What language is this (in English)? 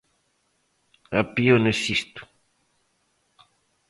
Galician